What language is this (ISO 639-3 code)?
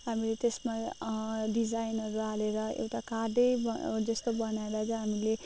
nep